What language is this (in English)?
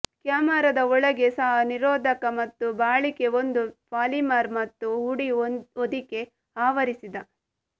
Kannada